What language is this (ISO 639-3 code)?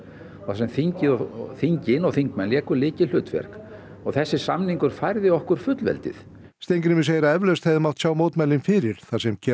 isl